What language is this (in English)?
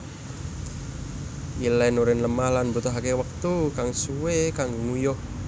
Javanese